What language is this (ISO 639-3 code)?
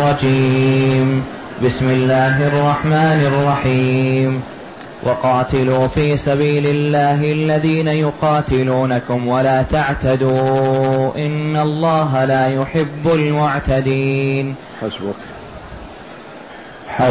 ara